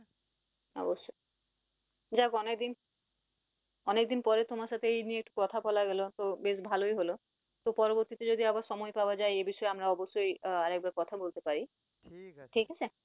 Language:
Bangla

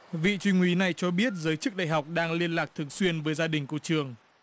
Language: Vietnamese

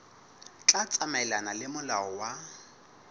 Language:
Southern Sotho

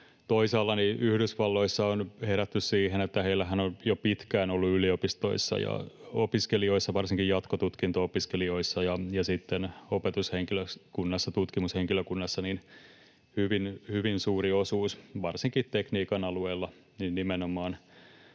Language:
Finnish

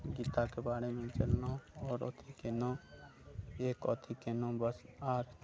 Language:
Maithili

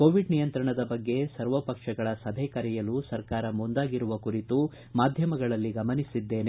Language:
Kannada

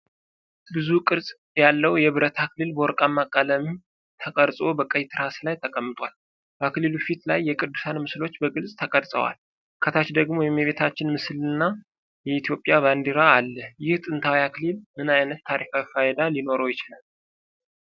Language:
Amharic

